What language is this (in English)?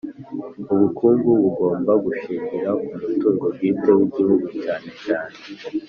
Kinyarwanda